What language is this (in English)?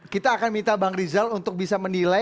Indonesian